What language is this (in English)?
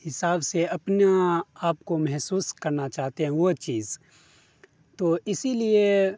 Urdu